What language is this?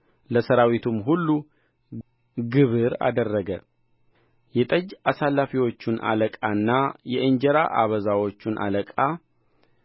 Amharic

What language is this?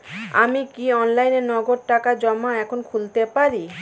Bangla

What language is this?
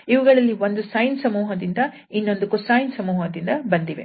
Kannada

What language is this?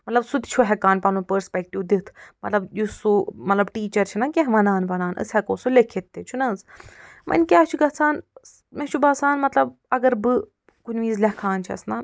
Kashmiri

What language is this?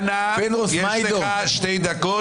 Hebrew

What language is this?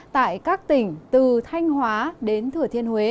Vietnamese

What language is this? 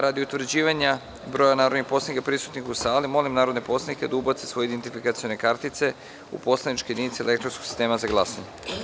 Serbian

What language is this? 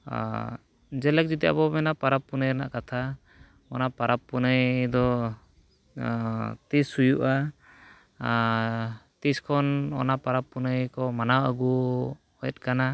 Santali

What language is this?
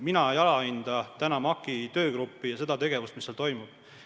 Estonian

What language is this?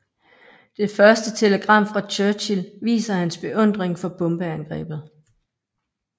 Danish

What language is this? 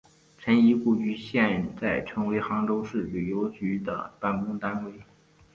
Chinese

